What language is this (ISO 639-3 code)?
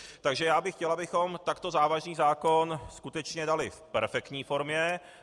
ces